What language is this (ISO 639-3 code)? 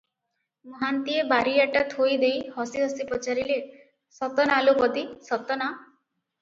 ori